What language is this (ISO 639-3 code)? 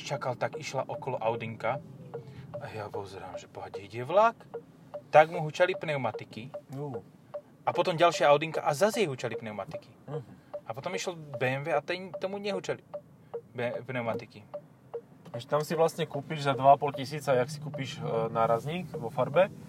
slk